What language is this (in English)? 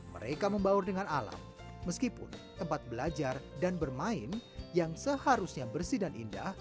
Indonesian